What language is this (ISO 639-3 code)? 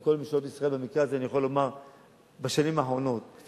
heb